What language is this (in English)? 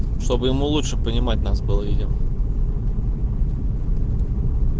Russian